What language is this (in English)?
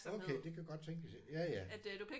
Danish